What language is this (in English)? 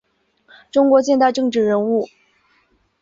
Chinese